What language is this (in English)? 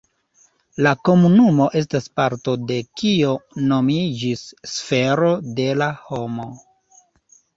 Esperanto